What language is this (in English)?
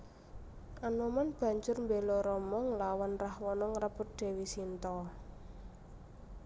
Javanese